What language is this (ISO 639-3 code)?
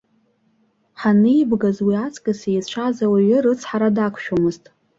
abk